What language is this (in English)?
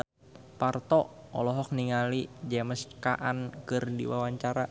Sundanese